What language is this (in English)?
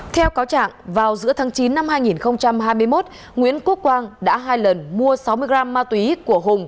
Vietnamese